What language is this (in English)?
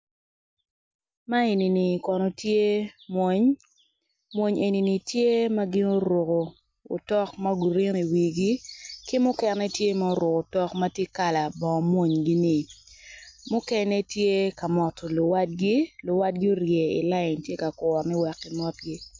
Acoli